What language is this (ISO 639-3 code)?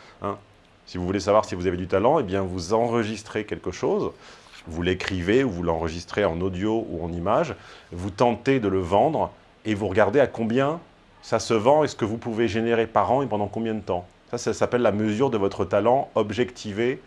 fra